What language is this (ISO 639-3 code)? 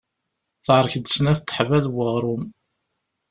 kab